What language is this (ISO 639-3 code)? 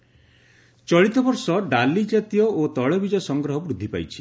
ori